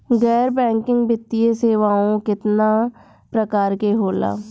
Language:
Bhojpuri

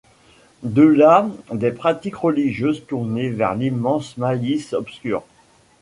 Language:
French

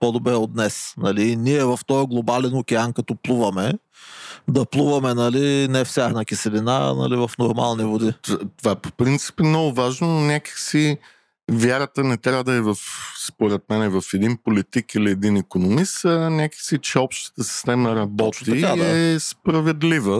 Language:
Bulgarian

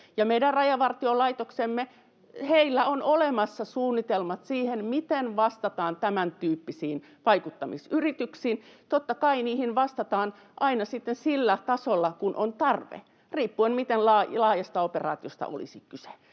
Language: Finnish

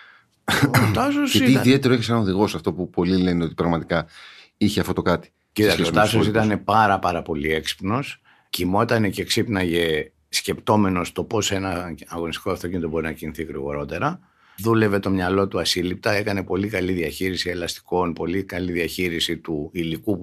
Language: Greek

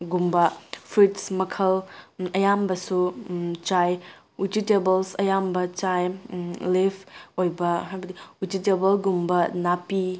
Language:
Manipuri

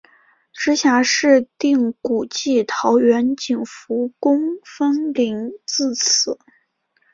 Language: Chinese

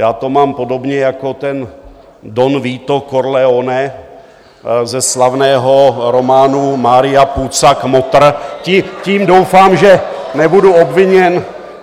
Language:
Czech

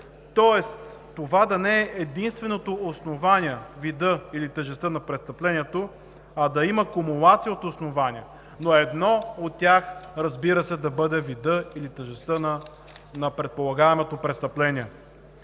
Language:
Bulgarian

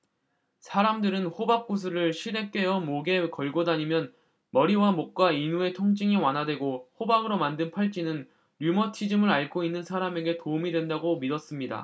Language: Korean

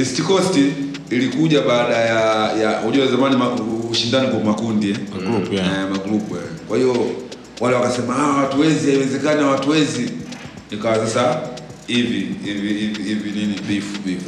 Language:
Swahili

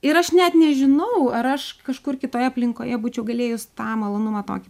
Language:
Lithuanian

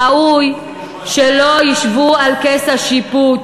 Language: Hebrew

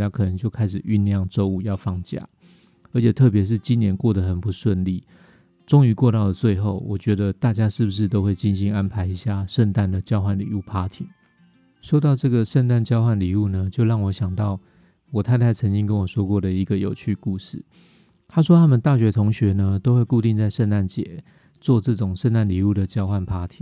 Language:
Chinese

